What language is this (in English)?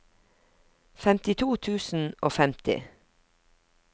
Norwegian